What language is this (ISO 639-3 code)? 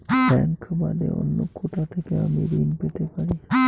ben